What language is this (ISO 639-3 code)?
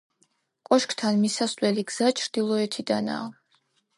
kat